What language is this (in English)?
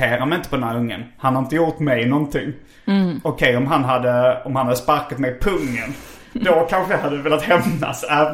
Swedish